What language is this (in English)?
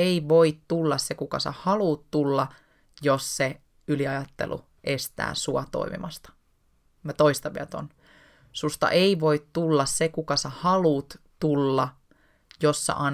Finnish